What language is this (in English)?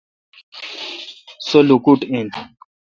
Kalkoti